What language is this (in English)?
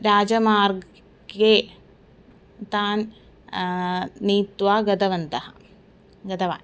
Sanskrit